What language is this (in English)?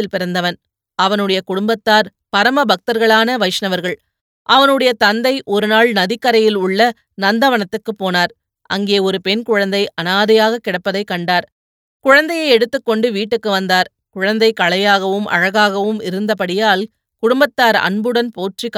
Tamil